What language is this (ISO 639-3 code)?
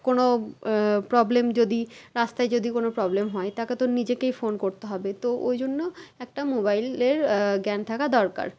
ben